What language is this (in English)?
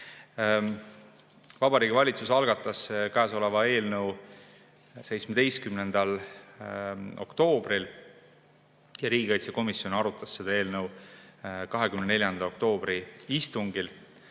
Estonian